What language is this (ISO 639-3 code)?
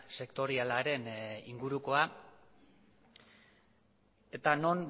eus